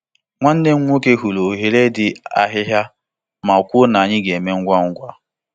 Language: Igbo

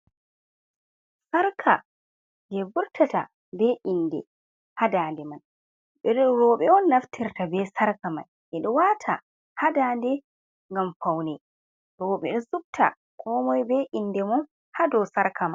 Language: Fula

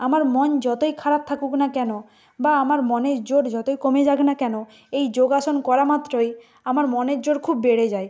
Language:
Bangla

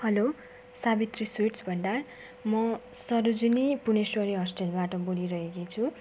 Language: Nepali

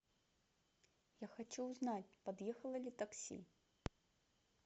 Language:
Russian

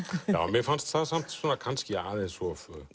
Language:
Icelandic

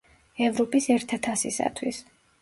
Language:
Georgian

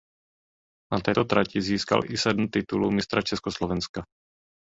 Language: Czech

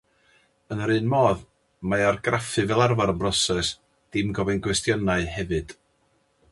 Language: Welsh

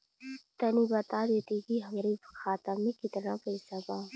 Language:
Bhojpuri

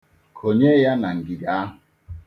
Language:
Igbo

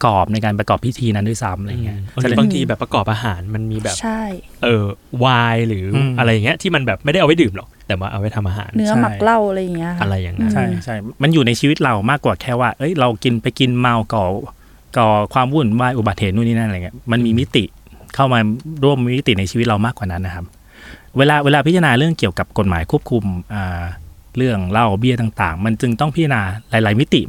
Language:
Thai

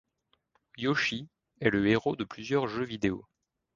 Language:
French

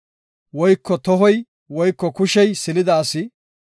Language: Gofa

